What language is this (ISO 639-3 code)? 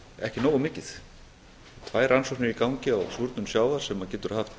isl